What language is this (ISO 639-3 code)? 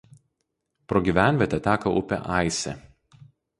lit